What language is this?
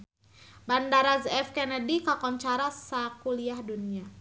Sundanese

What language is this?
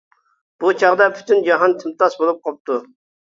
Uyghur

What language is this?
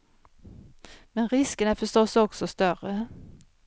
Swedish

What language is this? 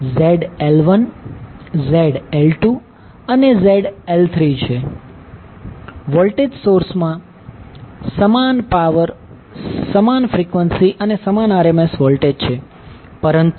Gujarati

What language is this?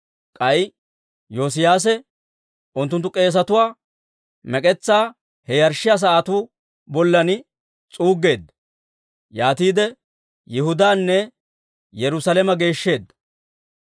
Dawro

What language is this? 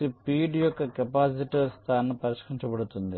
Telugu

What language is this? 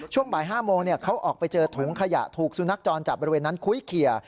Thai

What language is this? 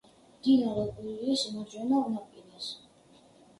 Georgian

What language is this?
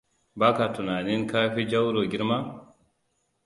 Hausa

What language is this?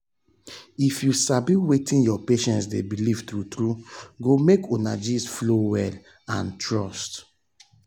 Nigerian Pidgin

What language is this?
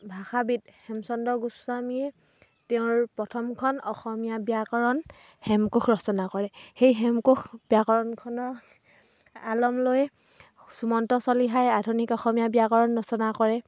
Assamese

